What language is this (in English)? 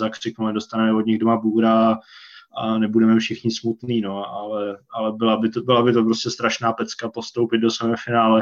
Czech